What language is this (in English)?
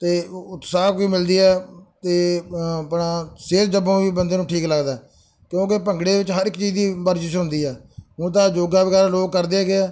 Punjabi